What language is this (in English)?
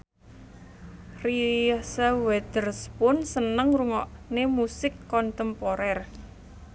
Javanese